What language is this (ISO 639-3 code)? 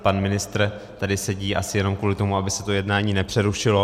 ces